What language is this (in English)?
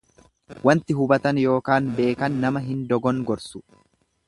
Oromo